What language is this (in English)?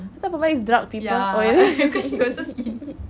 English